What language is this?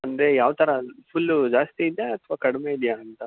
Kannada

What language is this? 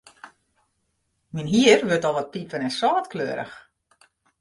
Western Frisian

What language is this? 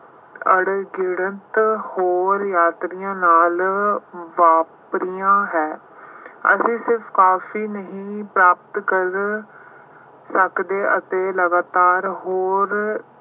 Punjabi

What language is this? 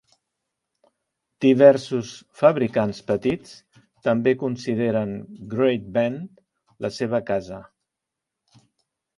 Catalan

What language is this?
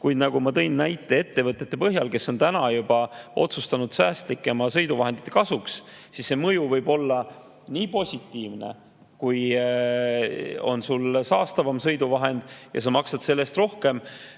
Estonian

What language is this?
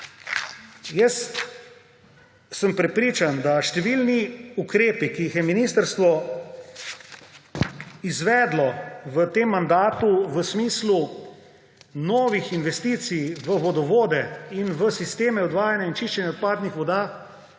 Slovenian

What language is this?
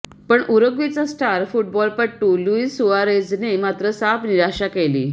Marathi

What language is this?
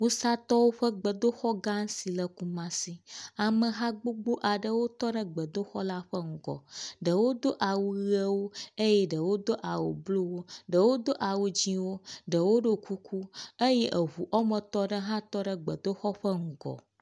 Ewe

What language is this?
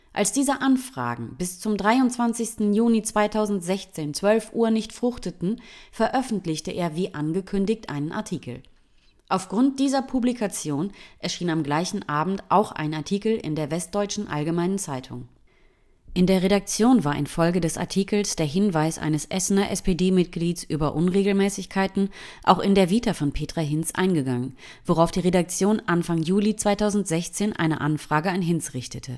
German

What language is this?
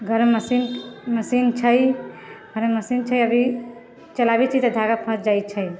Maithili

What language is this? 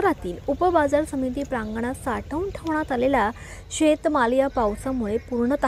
Romanian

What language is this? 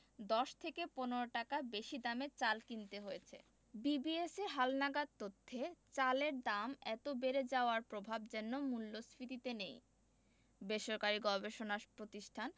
Bangla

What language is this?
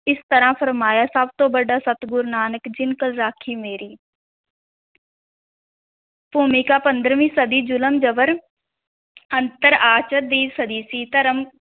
Punjabi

